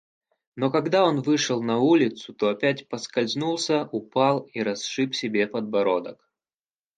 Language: Russian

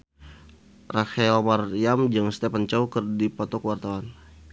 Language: Sundanese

